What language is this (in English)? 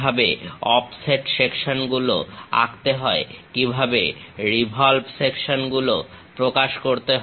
Bangla